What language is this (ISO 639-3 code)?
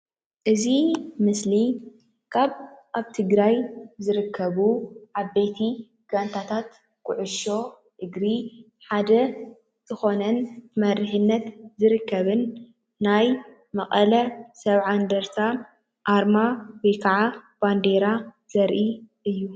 tir